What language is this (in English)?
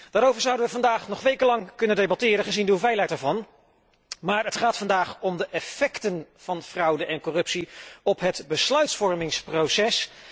Dutch